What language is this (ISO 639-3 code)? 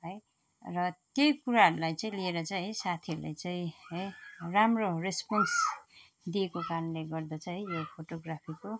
nep